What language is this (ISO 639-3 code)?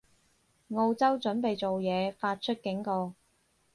yue